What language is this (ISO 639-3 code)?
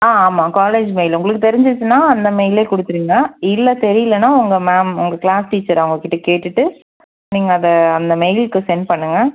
tam